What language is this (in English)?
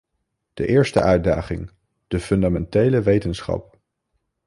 Dutch